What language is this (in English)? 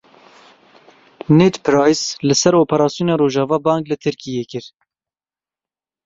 Kurdish